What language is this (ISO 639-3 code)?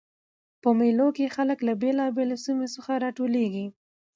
pus